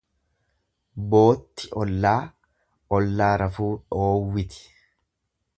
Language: Oromo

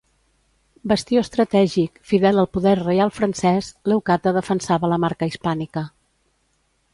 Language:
Catalan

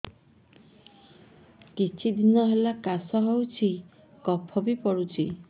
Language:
Odia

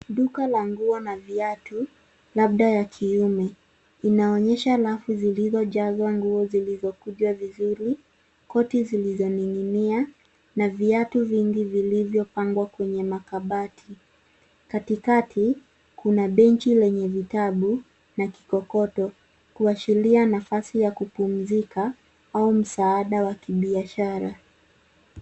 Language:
Swahili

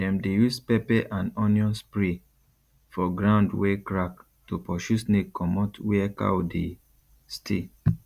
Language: Nigerian Pidgin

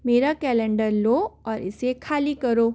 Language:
Hindi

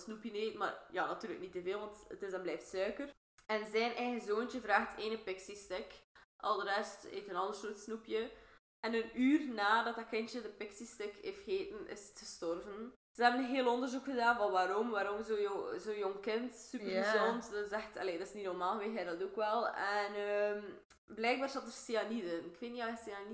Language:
Dutch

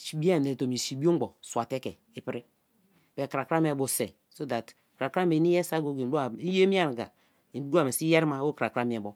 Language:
Kalabari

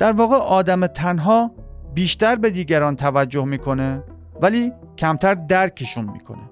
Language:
Persian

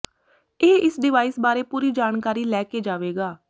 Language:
Punjabi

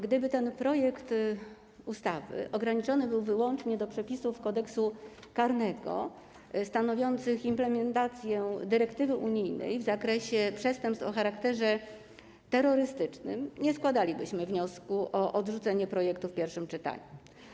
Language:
Polish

